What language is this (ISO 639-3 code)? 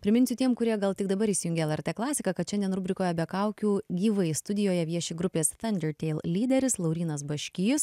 lit